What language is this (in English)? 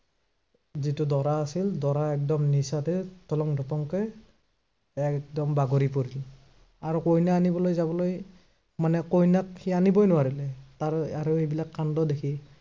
Assamese